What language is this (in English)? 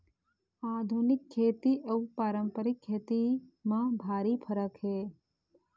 Chhattisgarhi